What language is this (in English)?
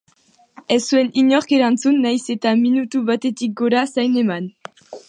Basque